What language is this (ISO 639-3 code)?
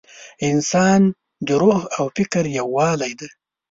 pus